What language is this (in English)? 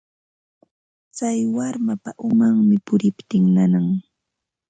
Ambo-Pasco Quechua